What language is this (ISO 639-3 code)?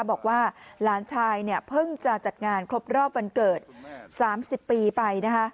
tha